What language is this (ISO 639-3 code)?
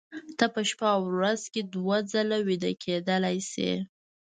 pus